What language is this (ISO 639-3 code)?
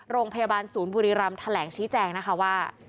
tha